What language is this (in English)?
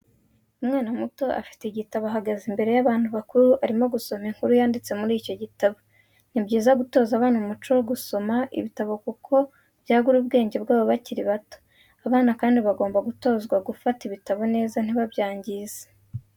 Kinyarwanda